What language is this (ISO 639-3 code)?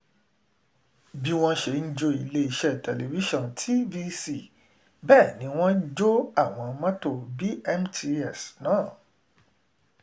yor